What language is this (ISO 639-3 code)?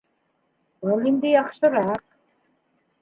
bak